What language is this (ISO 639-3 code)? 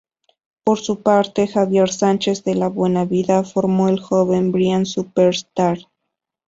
spa